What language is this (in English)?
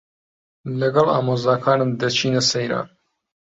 Central Kurdish